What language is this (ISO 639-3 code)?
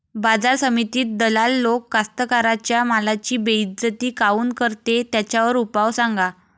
mar